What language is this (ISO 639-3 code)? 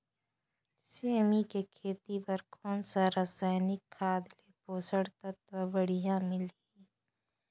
hne